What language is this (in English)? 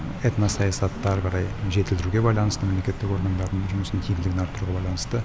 Kazakh